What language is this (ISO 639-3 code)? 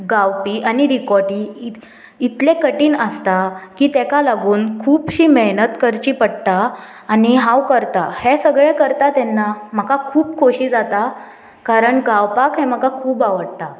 kok